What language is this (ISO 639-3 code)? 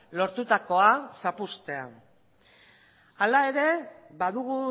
eus